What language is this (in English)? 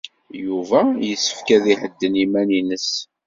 Kabyle